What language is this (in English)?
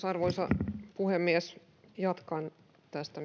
Finnish